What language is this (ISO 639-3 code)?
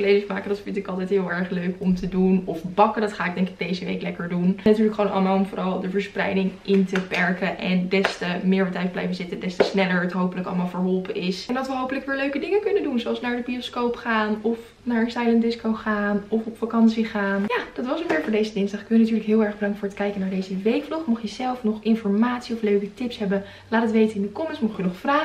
nld